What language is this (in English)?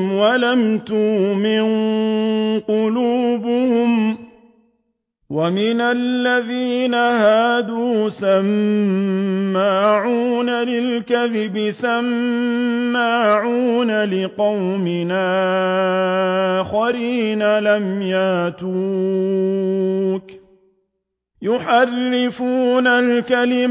Arabic